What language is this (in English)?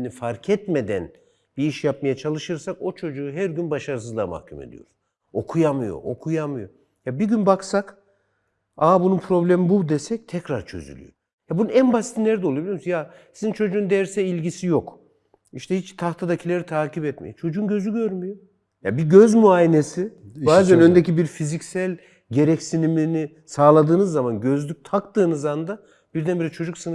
Turkish